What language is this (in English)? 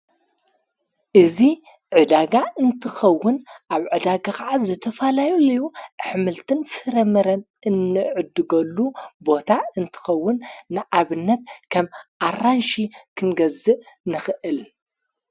Tigrinya